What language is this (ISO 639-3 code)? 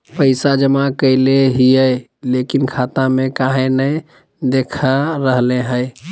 mag